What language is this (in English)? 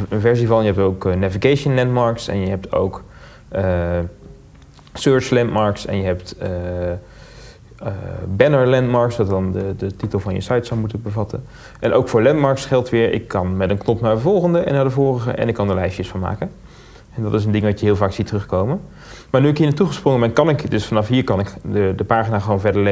Dutch